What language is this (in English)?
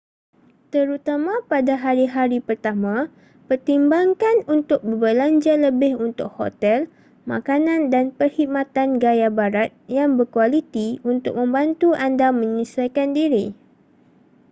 Malay